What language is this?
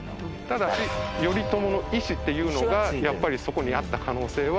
Japanese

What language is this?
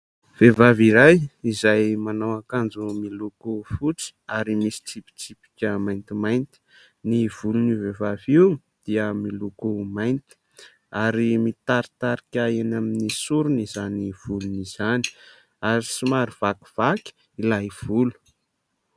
Malagasy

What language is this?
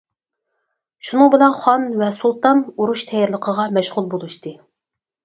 Uyghur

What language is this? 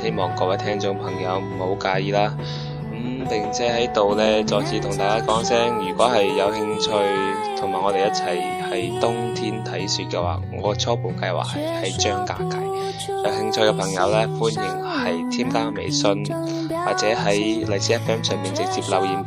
Chinese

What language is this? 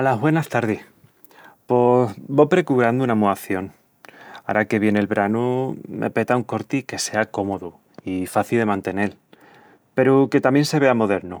Extremaduran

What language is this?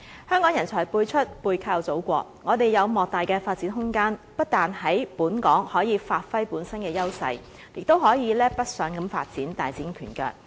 Cantonese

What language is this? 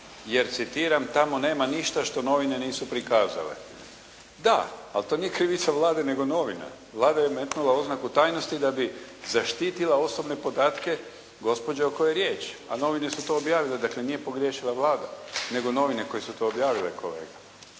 Croatian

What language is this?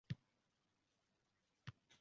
Uzbek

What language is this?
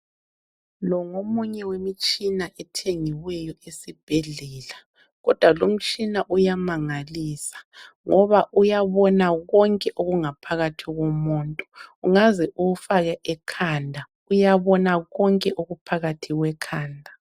North Ndebele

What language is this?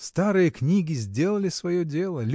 Russian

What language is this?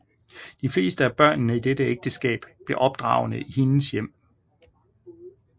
Danish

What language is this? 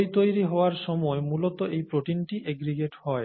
Bangla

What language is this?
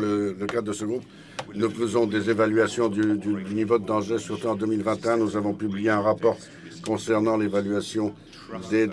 French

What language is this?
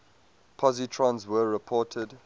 English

